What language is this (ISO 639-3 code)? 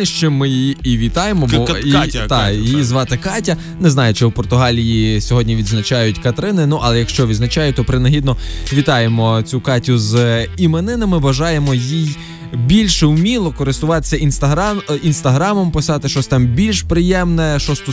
ukr